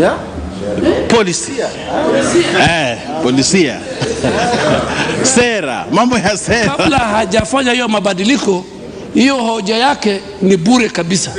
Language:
Swahili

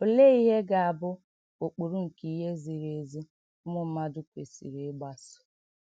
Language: Igbo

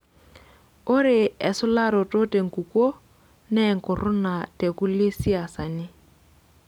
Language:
Masai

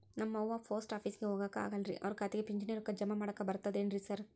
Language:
Kannada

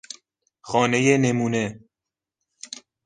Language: Persian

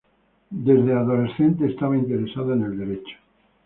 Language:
Spanish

